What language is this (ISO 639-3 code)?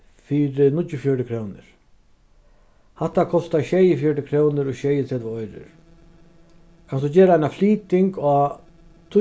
fao